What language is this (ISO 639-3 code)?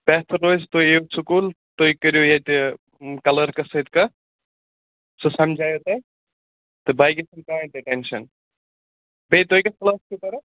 kas